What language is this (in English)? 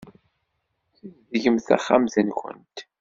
Kabyle